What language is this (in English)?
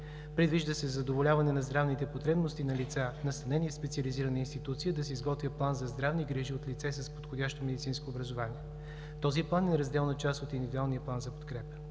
Bulgarian